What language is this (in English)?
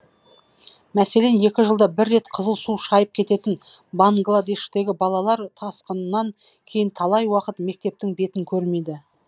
Kazakh